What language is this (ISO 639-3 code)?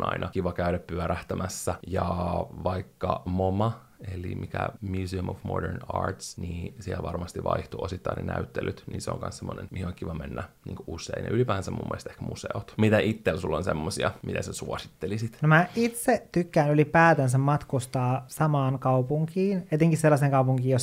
fin